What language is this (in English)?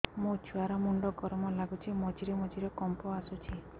Odia